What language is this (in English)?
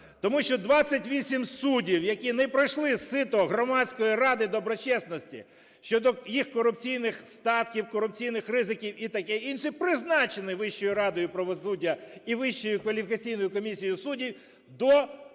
Ukrainian